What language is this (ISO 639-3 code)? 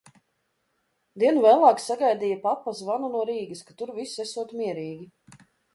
lav